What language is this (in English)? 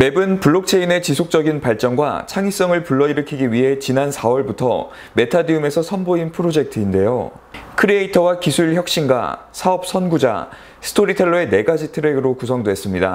Korean